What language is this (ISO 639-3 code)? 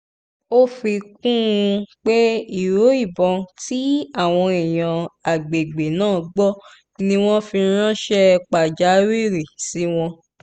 yor